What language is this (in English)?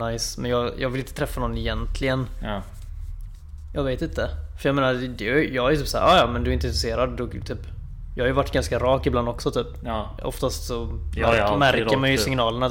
Swedish